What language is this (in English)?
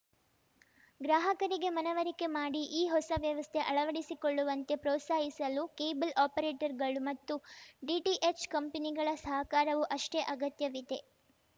Kannada